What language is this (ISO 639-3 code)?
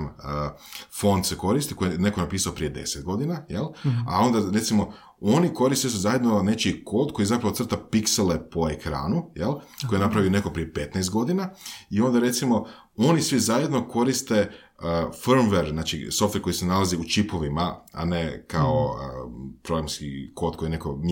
hrv